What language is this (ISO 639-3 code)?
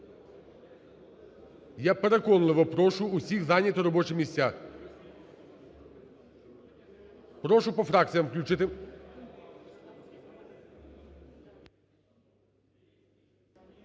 ukr